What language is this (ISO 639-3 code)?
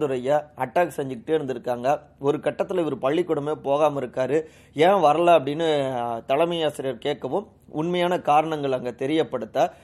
tam